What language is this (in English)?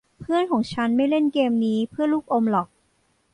Thai